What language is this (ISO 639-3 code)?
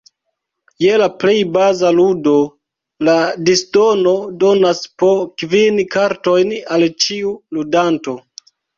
epo